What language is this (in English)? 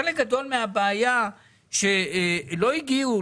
Hebrew